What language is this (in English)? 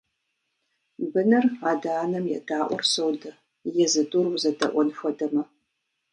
Kabardian